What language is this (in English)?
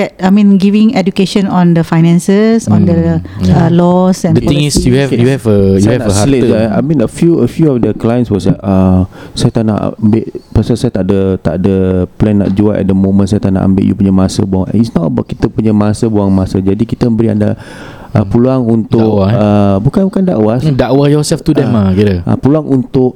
Malay